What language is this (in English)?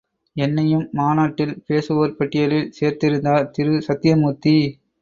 Tamil